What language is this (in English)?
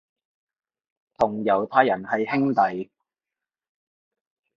Cantonese